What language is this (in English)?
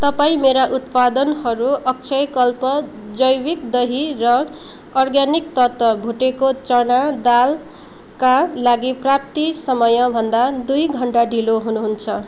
Nepali